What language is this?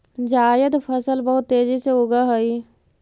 Magahi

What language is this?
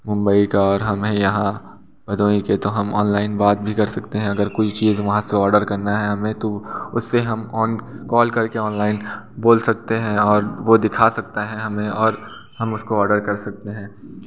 Hindi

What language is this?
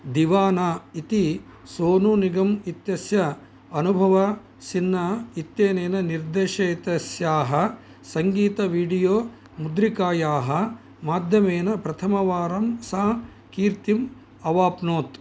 Sanskrit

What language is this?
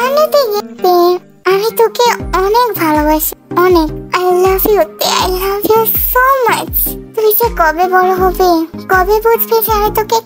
Bangla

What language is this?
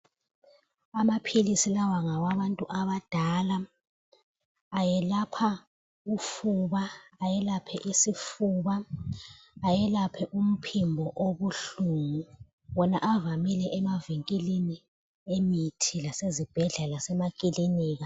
North Ndebele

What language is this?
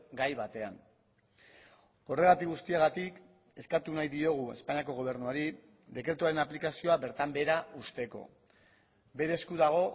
Basque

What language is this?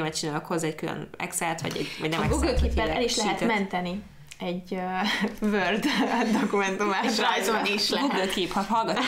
Hungarian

